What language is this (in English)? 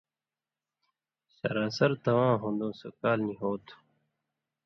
Indus Kohistani